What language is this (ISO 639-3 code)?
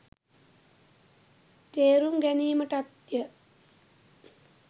sin